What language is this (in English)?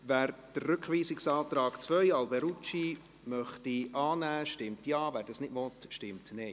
Swiss German